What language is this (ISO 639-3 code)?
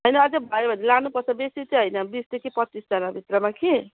nep